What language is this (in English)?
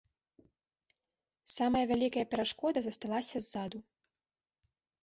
Belarusian